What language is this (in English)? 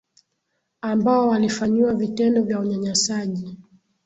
Swahili